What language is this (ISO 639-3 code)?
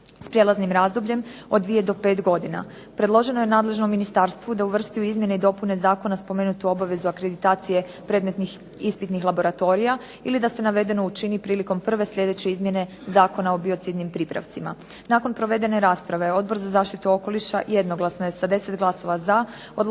hrv